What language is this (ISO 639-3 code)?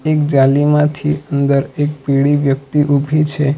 guj